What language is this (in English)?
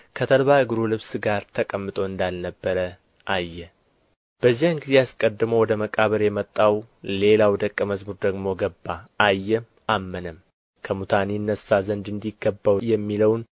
Amharic